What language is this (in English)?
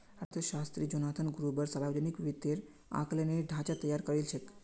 Magahi